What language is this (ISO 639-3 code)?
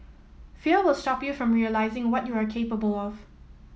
eng